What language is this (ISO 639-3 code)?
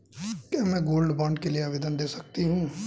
hin